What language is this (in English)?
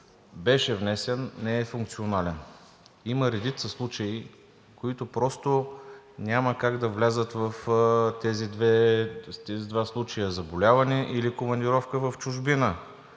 Bulgarian